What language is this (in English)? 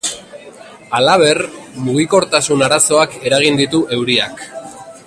Basque